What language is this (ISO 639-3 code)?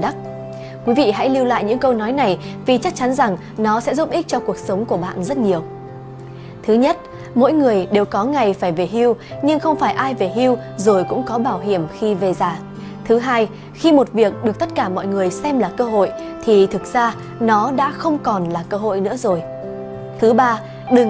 vie